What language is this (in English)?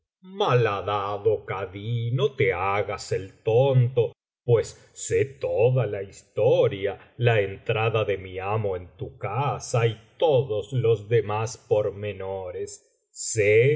Spanish